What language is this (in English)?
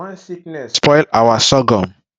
Nigerian Pidgin